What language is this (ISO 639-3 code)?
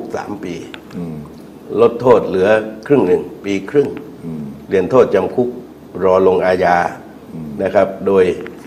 tha